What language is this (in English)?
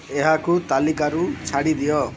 Odia